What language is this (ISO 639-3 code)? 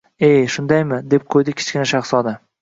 uzb